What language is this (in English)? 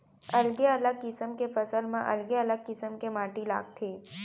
Chhattisgarhi